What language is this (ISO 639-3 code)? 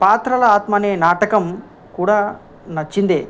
tel